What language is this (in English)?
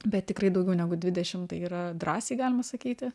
Lithuanian